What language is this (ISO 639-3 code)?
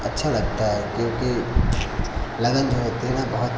hin